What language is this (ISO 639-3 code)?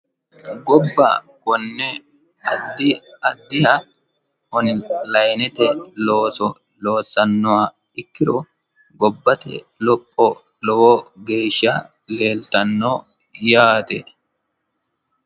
sid